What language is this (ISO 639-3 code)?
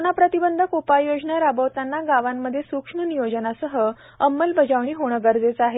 mar